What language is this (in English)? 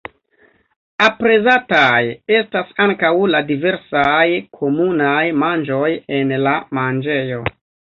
Esperanto